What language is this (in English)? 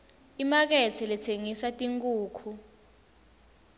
Swati